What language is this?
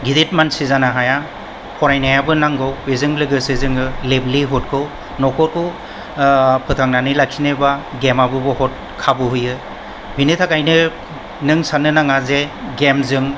Bodo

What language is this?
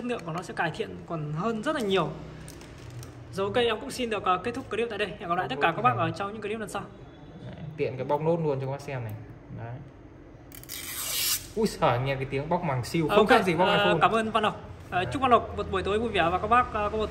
Vietnamese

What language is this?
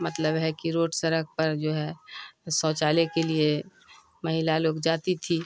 Urdu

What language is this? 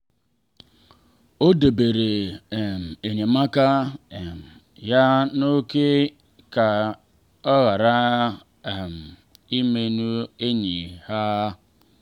Igbo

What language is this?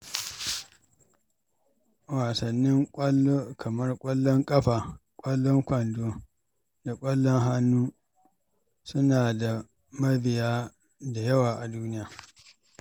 Hausa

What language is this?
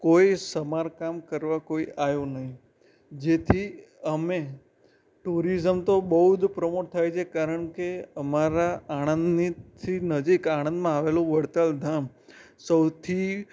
Gujarati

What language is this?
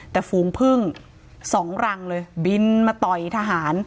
Thai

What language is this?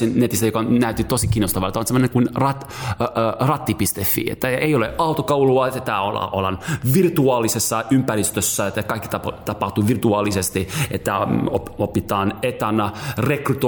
Finnish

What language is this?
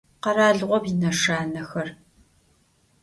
Adyghe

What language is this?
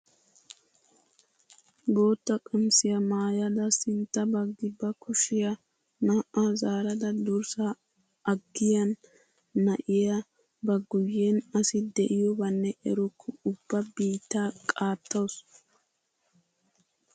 Wolaytta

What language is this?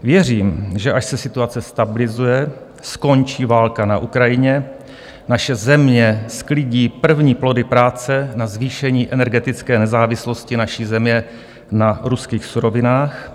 Czech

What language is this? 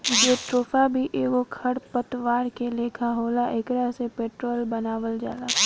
Bhojpuri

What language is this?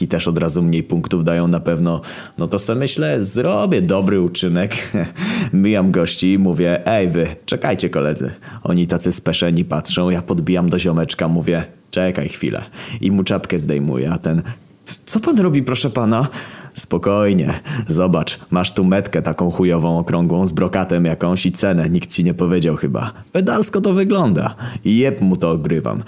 Polish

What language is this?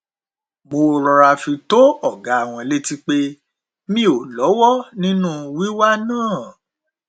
Yoruba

